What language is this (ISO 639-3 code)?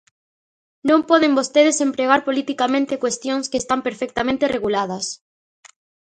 glg